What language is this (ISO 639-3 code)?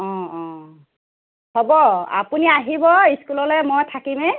asm